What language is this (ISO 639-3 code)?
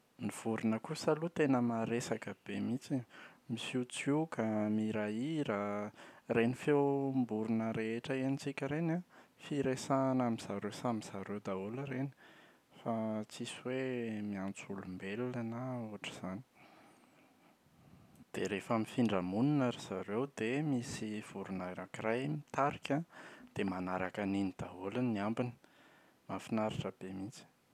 mlg